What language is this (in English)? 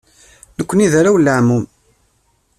Kabyle